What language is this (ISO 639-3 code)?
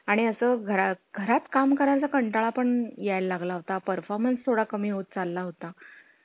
mar